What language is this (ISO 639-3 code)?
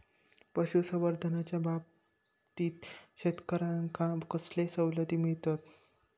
mar